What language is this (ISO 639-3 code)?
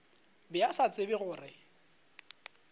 nso